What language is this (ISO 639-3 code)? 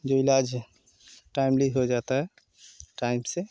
hin